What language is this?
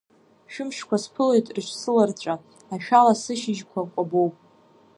Abkhazian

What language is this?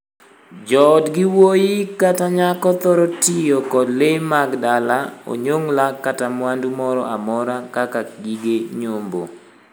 Luo (Kenya and Tanzania)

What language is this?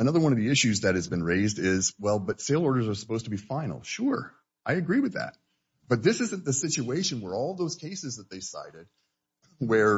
English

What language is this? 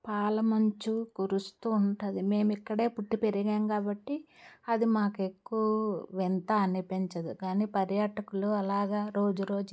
Telugu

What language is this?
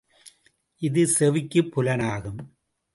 Tamil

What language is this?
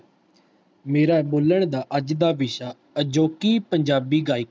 Punjabi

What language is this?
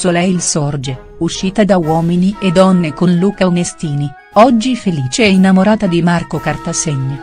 Italian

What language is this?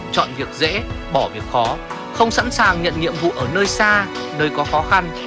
Vietnamese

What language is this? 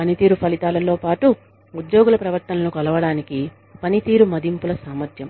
Telugu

